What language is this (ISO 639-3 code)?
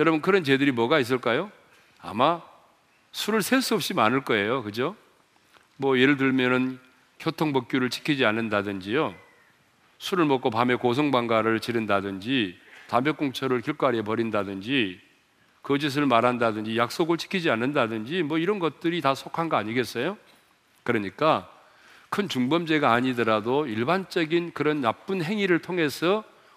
kor